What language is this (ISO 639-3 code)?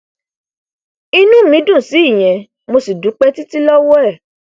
yor